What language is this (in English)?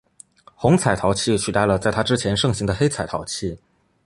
Chinese